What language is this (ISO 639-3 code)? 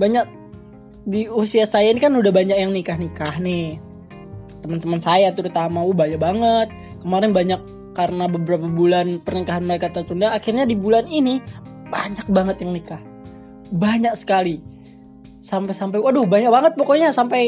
ind